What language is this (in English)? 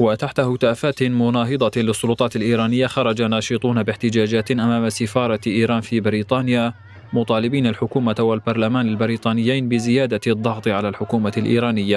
Arabic